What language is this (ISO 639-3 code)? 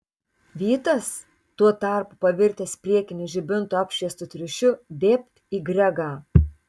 lit